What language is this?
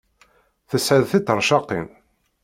Kabyle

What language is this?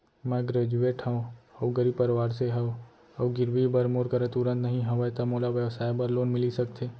Chhattisgarhi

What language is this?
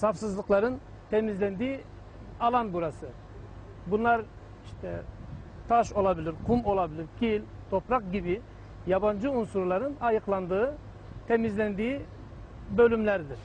Turkish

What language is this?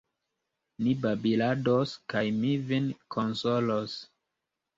Esperanto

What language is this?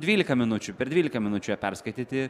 Lithuanian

